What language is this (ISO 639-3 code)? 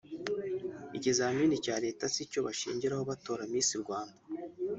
kin